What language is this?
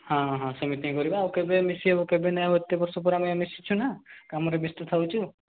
Odia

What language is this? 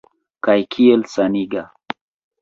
Esperanto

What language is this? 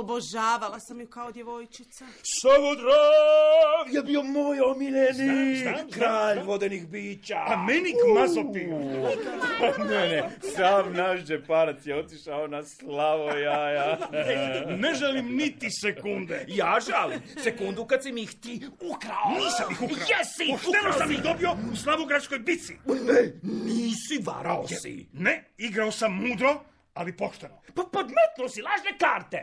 Croatian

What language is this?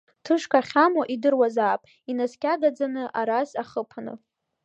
Abkhazian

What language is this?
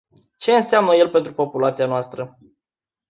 Romanian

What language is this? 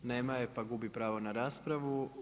Croatian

